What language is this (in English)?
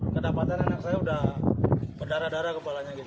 Indonesian